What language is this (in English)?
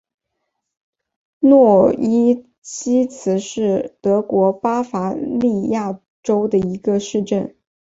Chinese